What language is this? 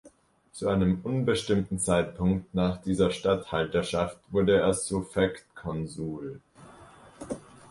German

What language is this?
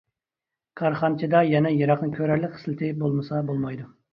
Uyghur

